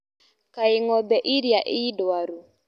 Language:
Kikuyu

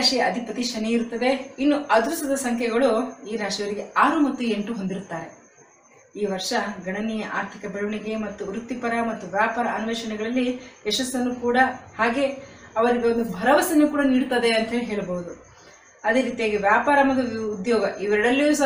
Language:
Arabic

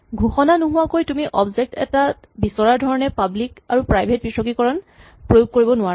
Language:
Assamese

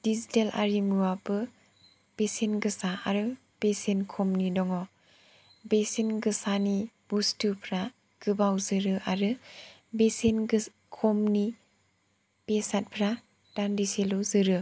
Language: Bodo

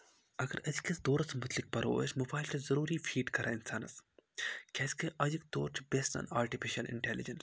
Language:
Kashmiri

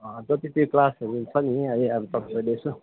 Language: Nepali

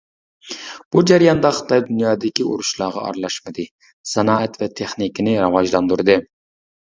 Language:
Uyghur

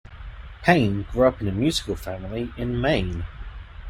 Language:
English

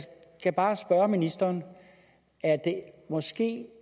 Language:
Danish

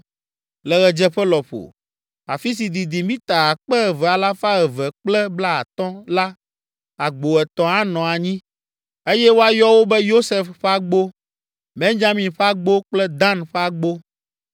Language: Ewe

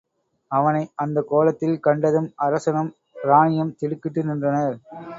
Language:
Tamil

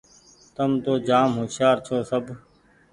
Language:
Goaria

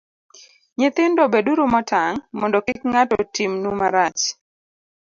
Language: Luo (Kenya and Tanzania)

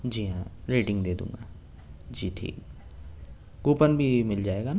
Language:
Urdu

